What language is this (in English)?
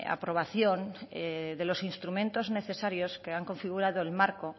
Spanish